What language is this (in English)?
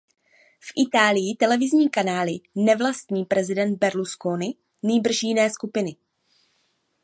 Czech